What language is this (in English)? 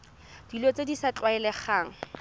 Tswana